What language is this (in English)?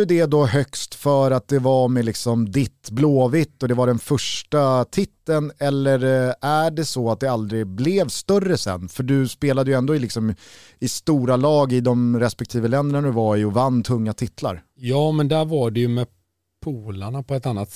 Swedish